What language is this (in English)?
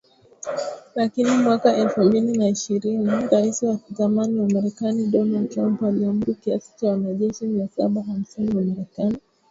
Swahili